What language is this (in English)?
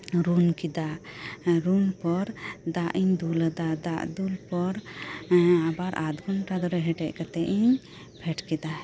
Santali